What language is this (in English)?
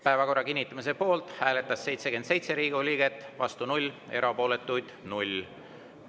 Estonian